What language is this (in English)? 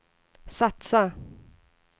Swedish